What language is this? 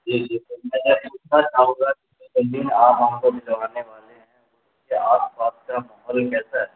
Urdu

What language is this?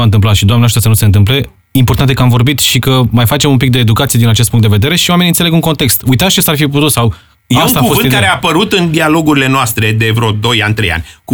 Romanian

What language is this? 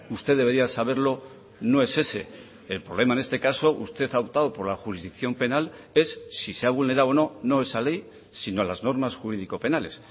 Spanish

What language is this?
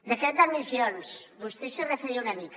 Catalan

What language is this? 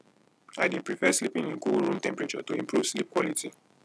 Nigerian Pidgin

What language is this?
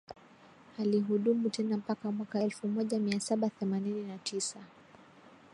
Swahili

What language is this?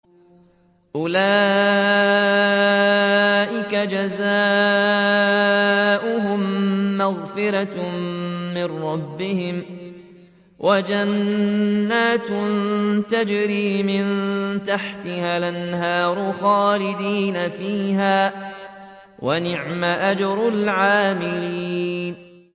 Arabic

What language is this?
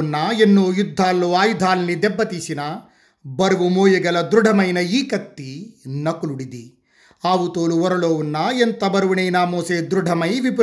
Telugu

